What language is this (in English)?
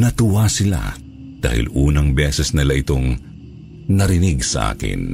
Filipino